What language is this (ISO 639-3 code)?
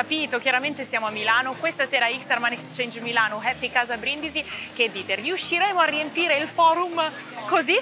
ita